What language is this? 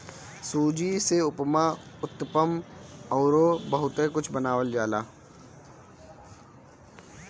Bhojpuri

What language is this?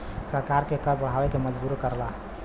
Bhojpuri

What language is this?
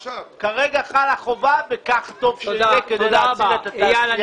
Hebrew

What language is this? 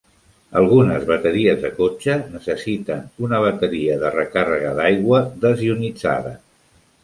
Catalan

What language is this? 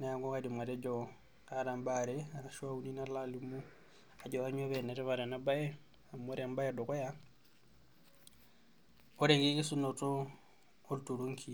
Masai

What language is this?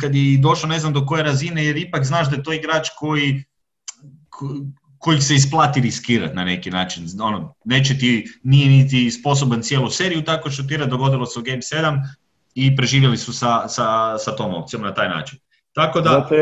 Croatian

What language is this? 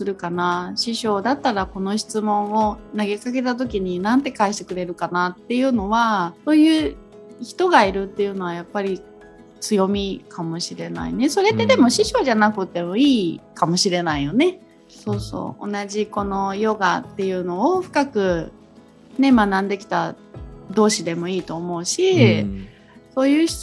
Japanese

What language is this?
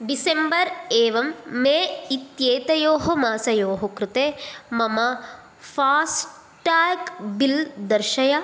Sanskrit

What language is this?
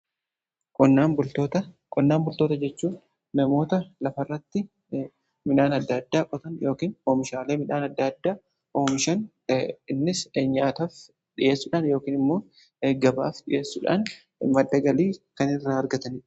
Oromo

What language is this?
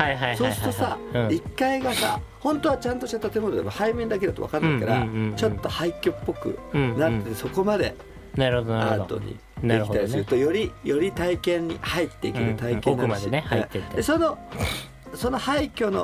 Japanese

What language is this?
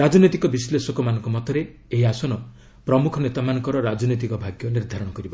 Odia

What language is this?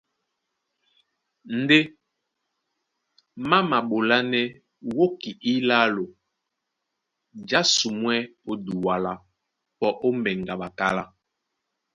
Duala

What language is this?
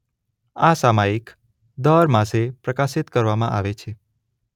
Gujarati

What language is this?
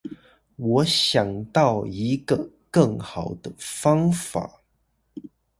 Chinese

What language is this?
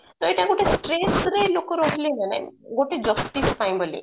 Odia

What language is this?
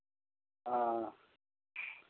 Maithili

